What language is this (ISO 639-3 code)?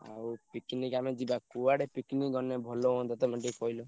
ori